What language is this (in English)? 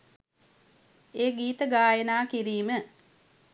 Sinhala